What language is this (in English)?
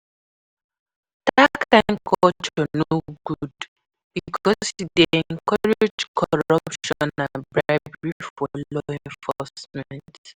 Nigerian Pidgin